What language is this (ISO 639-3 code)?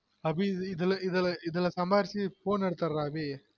tam